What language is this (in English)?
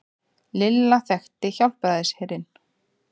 Icelandic